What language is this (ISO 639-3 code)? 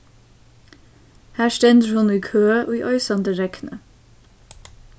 fao